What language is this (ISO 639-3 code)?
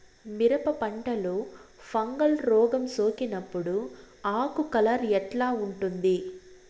tel